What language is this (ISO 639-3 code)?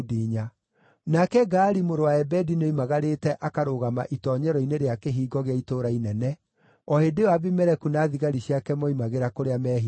kik